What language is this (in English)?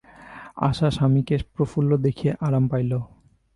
Bangla